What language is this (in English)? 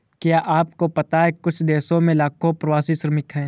Hindi